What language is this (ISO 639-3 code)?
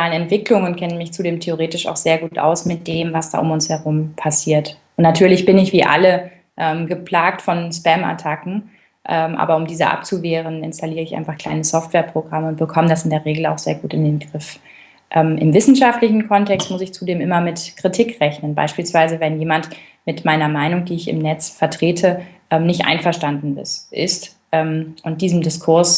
deu